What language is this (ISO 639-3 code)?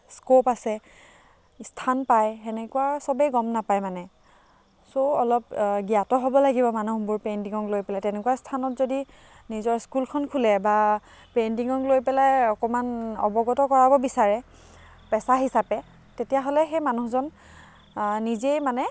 asm